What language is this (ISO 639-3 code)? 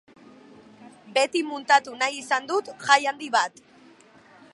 eus